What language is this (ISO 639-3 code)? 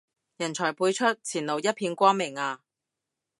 yue